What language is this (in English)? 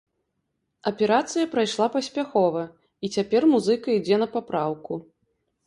Belarusian